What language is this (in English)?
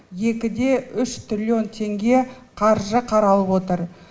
Kazakh